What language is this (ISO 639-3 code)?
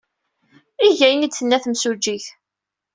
kab